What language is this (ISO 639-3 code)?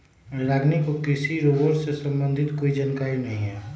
mag